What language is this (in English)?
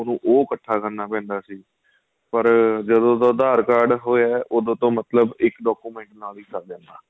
Punjabi